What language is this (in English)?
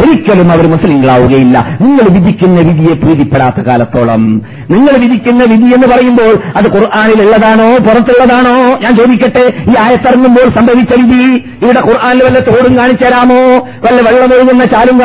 Malayalam